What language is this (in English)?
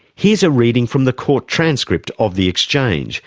English